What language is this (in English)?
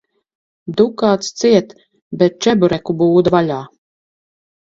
Latvian